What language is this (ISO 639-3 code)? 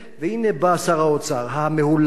heb